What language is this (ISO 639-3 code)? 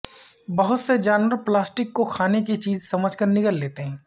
urd